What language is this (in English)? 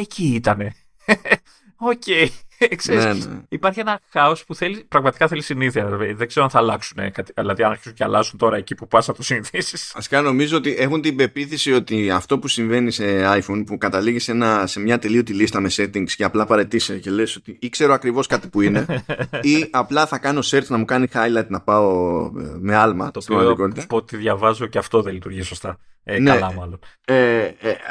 Greek